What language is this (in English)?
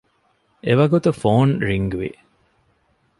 Divehi